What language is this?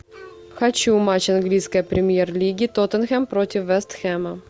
Russian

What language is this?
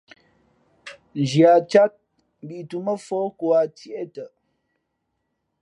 Fe'fe'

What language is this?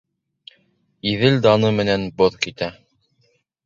Bashkir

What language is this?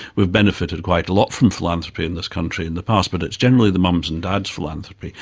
English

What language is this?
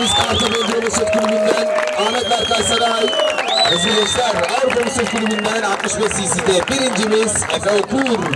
Turkish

